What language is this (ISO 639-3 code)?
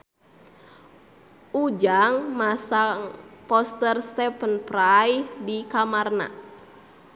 sun